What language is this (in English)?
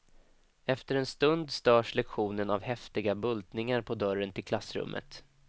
Swedish